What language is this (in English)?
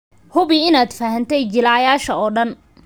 Somali